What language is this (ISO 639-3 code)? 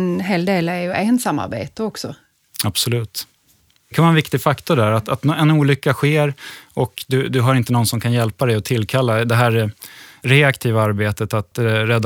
swe